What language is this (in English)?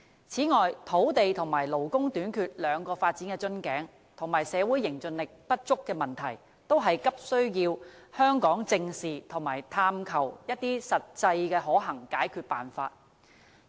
Cantonese